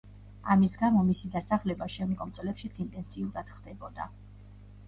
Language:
Georgian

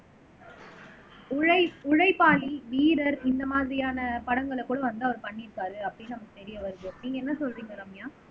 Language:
Tamil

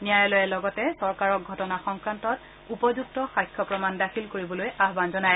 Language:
Assamese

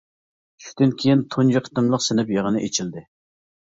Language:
Uyghur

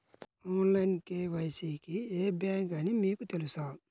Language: Telugu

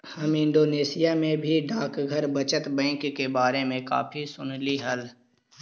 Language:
Magahi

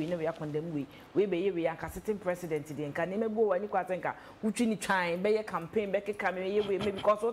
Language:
English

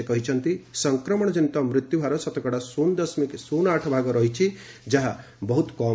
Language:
Odia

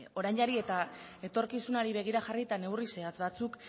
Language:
Basque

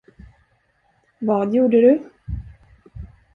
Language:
Swedish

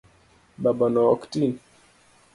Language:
Luo (Kenya and Tanzania)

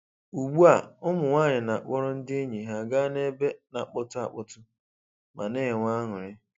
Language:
Igbo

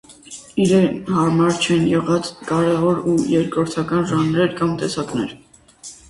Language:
Armenian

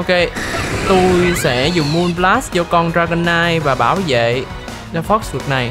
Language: Vietnamese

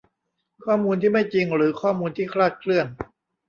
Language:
Thai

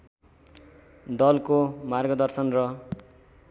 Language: Nepali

